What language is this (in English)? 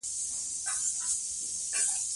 Pashto